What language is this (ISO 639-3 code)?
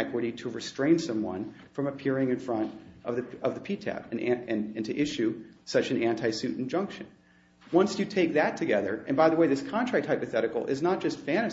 eng